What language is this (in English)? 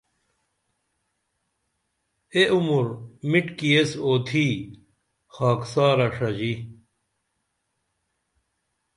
Dameli